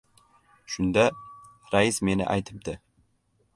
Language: Uzbek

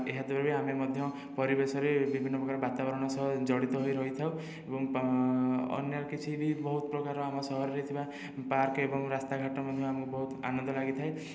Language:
Odia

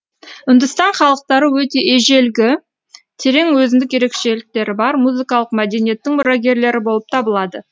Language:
Kazakh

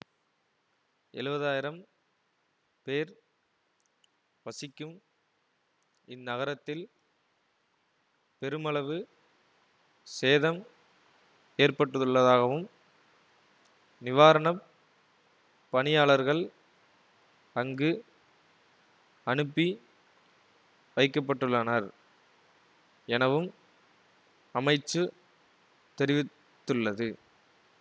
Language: Tamil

